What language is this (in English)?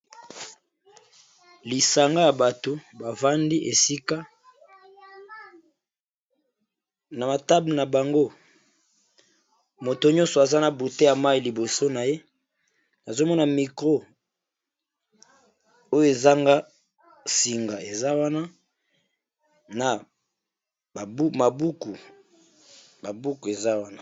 Lingala